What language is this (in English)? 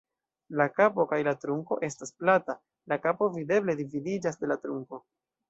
Esperanto